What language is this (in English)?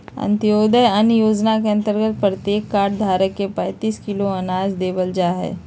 Magahi